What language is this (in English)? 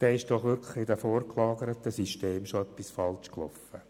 Swiss German